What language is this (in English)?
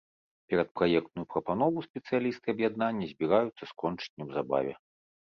Belarusian